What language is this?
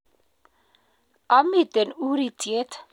Kalenjin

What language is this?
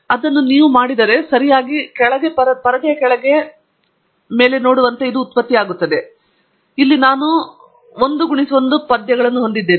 Kannada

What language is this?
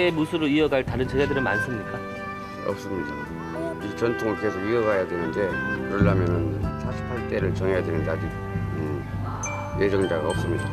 Korean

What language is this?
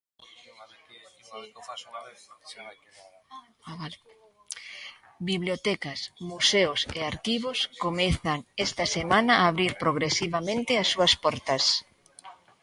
Galician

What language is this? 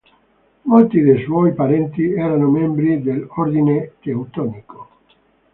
Italian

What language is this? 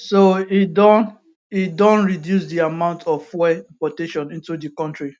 Nigerian Pidgin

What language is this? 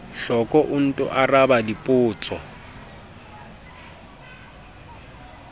Southern Sotho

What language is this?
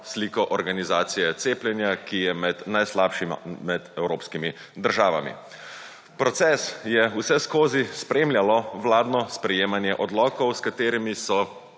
Slovenian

